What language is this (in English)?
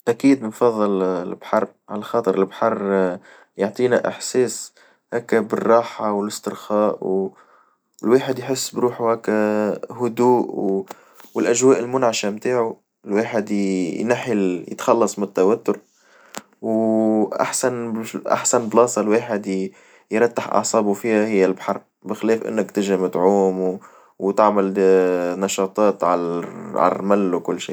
Tunisian Arabic